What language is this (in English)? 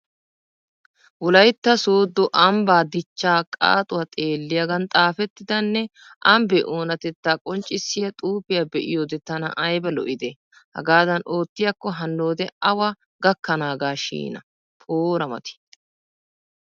Wolaytta